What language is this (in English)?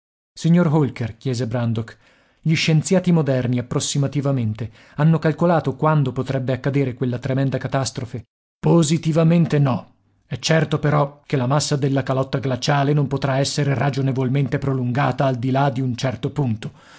Italian